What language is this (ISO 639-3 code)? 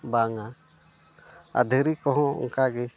sat